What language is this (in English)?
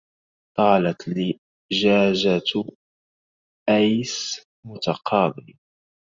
Arabic